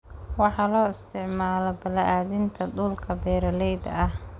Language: Somali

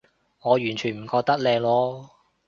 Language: Cantonese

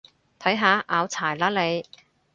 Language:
Cantonese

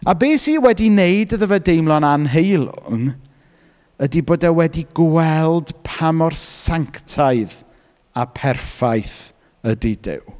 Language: Welsh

